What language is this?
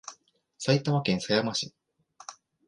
Japanese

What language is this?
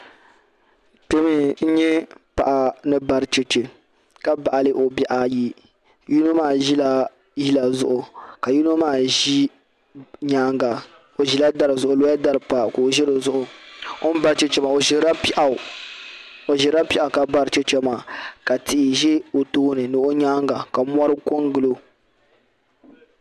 Dagbani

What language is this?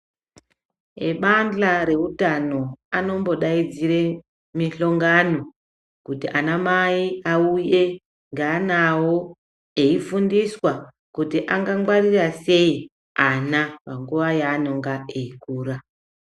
Ndau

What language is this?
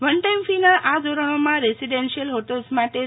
Gujarati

